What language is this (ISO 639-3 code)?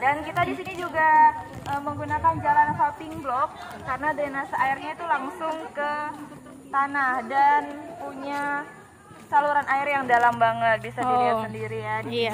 ind